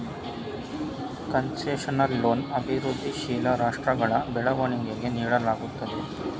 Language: Kannada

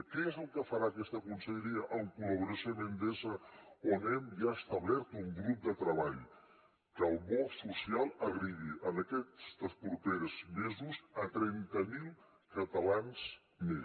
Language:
Catalan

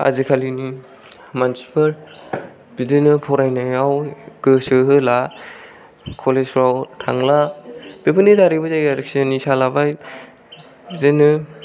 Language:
Bodo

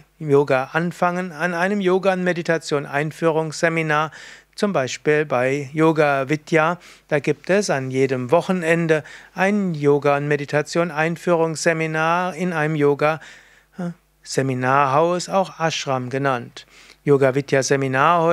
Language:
German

